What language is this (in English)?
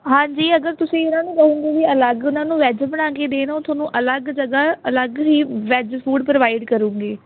Punjabi